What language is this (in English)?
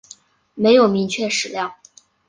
Chinese